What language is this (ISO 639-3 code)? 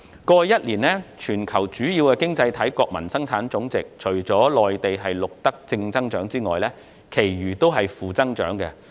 yue